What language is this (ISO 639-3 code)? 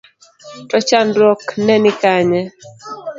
luo